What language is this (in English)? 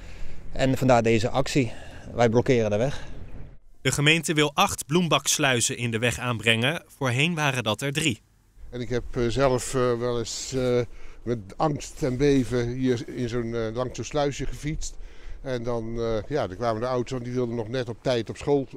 Dutch